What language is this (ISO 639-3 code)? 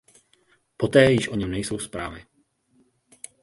ces